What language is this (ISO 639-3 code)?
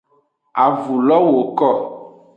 ajg